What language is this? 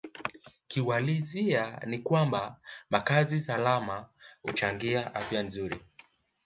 Swahili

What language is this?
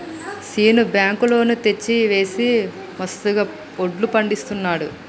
Telugu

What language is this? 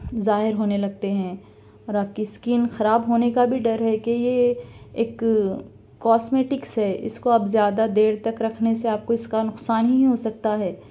Urdu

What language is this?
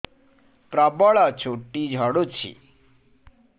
Odia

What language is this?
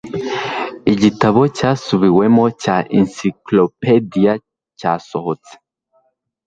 Kinyarwanda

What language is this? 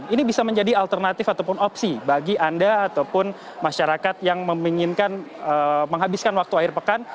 Indonesian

